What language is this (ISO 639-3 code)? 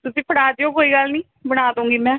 pan